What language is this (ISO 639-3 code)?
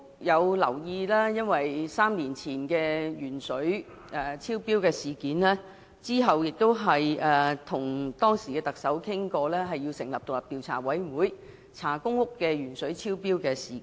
yue